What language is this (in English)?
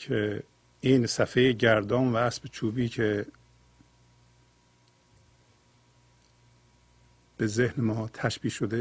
Persian